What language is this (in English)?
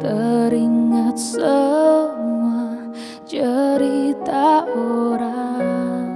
Indonesian